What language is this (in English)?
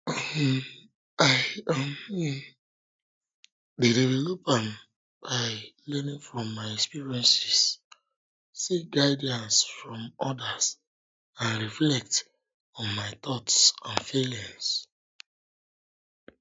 Nigerian Pidgin